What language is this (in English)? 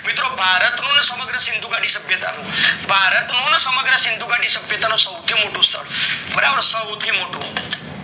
Gujarati